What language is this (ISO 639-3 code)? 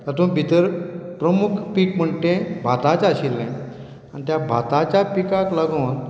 kok